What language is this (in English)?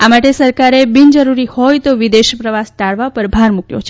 Gujarati